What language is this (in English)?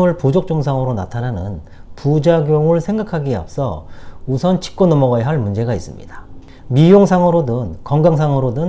Korean